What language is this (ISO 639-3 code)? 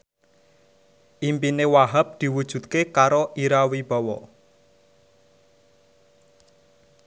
jav